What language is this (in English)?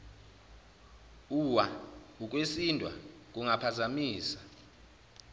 Zulu